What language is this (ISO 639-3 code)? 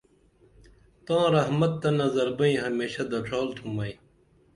dml